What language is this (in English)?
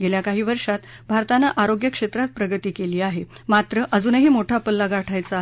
Marathi